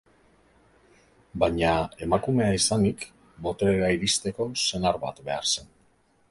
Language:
Basque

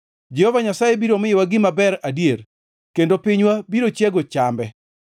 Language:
Luo (Kenya and Tanzania)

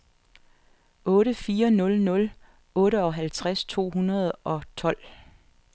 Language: Danish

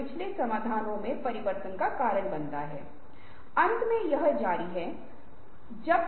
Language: Hindi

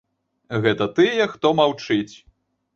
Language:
Belarusian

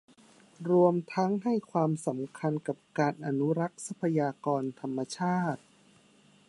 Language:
Thai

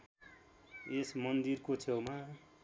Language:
Nepali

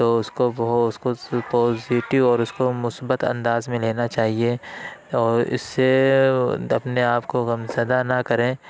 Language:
Urdu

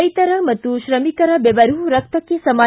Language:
Kannada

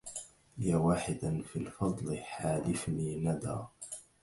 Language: Arabic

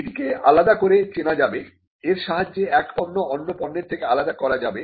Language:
Bangla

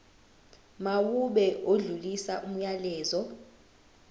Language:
Zulu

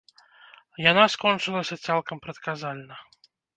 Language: Belarusian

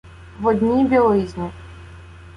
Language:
Ukrainian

